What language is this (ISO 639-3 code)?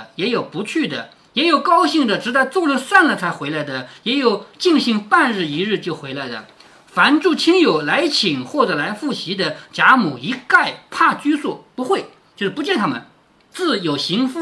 zho